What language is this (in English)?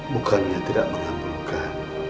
Indonesian